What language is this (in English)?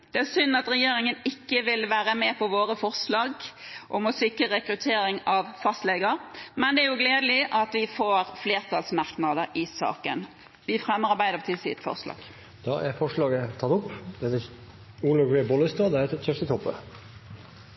Norwegian Bokmål